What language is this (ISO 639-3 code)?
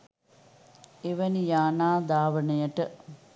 sin